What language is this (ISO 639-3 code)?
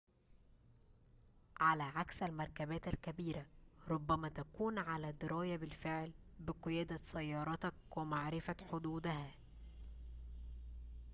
ara